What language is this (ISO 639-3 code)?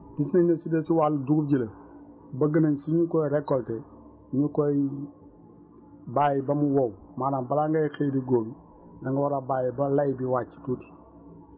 wol